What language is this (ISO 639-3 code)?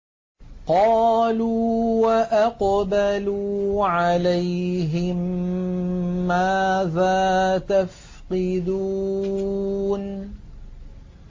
ara